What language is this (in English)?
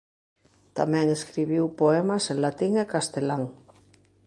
Galician